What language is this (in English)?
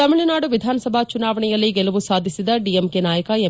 Kannada